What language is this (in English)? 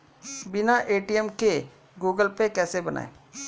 Hindi